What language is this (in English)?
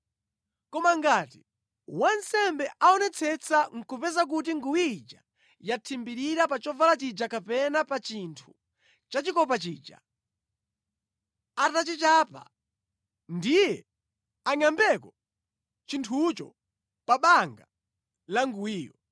Nyanja